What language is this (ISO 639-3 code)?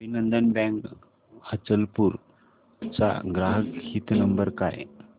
mar